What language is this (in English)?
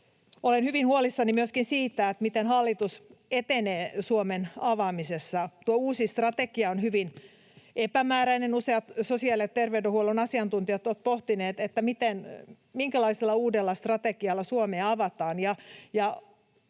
Finnish